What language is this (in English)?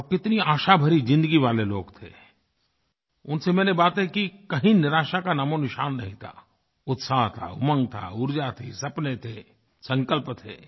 Hindi